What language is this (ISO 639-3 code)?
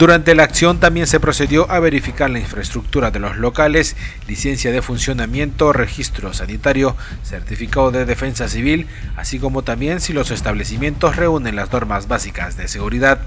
spa